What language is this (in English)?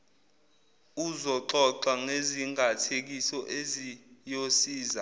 Zulu